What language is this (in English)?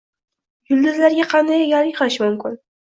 Uzbek